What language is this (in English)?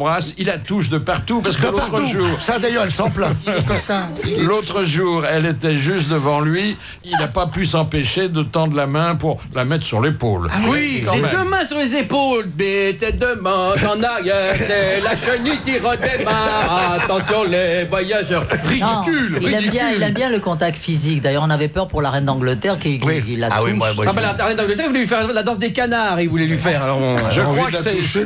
French